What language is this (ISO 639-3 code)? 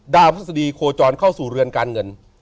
tha